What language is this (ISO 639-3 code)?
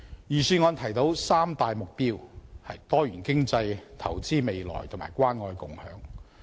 yue